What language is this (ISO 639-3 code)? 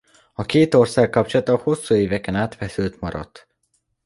hun